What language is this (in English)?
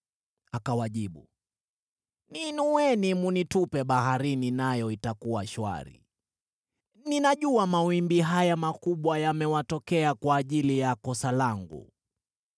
Swahili